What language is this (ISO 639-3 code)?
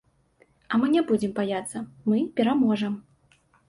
bel